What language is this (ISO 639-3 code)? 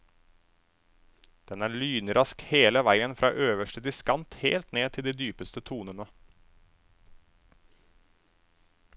nor